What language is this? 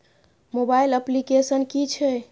Maithili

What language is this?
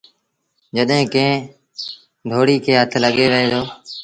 Sindhi Bhil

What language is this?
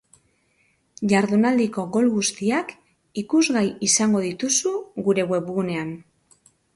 Basque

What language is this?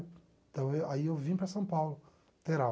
Portuguese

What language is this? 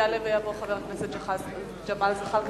Hebrew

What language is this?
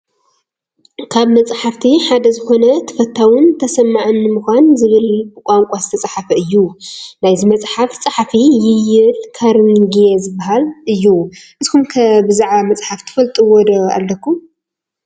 Tigrinya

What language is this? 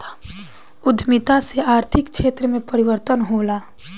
Bhojpuri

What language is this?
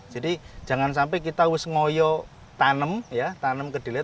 Indonesian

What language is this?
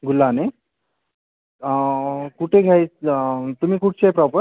Marathi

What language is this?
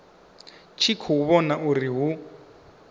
Venda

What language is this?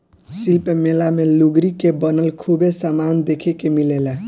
Bhojpuri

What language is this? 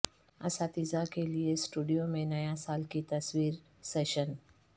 Urdu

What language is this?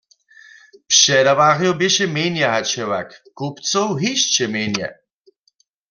Upper Sorbian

